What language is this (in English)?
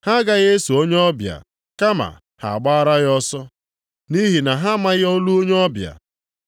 Igbo